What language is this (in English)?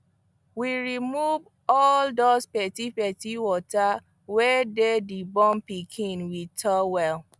Nigerian Pidgin